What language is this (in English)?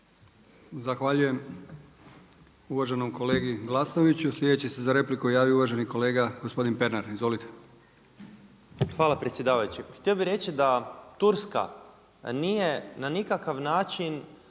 Croatian